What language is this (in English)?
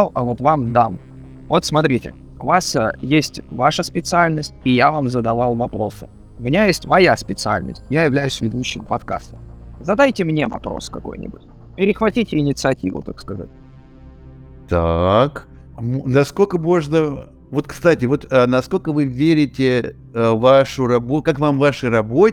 Russian